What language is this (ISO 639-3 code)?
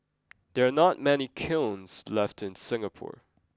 eng